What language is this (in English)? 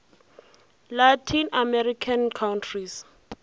Northern Sotho